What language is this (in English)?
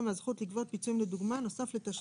Hebrew